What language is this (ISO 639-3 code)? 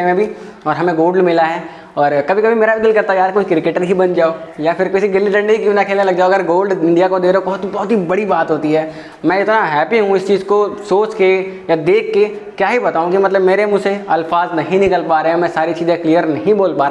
hin